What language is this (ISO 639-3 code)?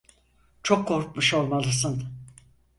tur